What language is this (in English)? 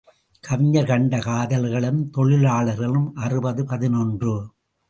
Tamil